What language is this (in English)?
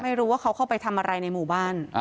Thai